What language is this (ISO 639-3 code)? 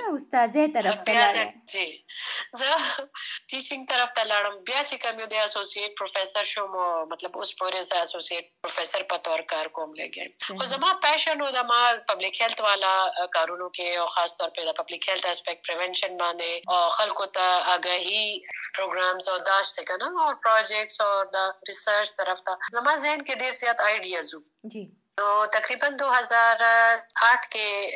urd